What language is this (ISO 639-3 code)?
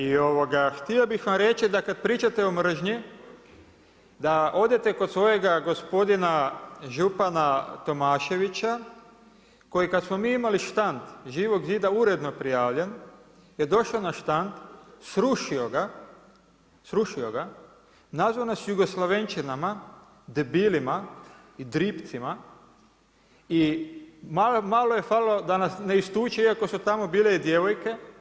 hrv